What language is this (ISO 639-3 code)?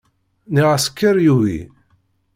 kab